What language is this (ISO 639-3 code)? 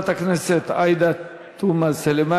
heb